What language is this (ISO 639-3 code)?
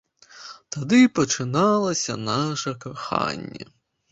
bel